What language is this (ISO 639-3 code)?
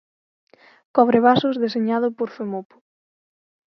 glg